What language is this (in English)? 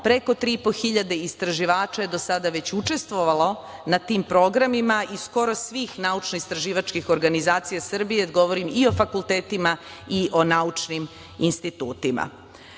Serbian